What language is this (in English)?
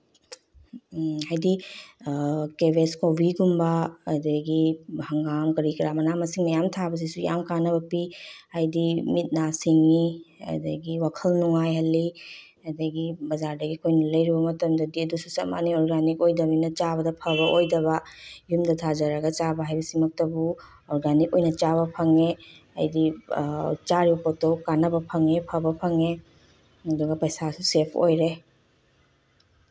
Manipuri